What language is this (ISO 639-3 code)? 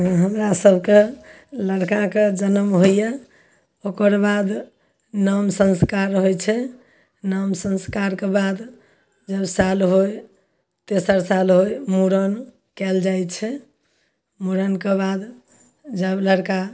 mai